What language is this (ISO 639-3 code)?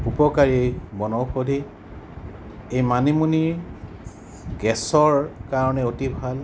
asm